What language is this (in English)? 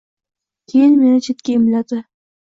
Uzbek